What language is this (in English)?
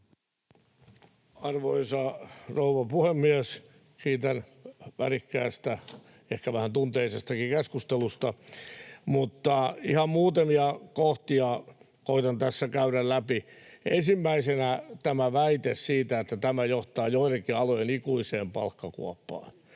Finnish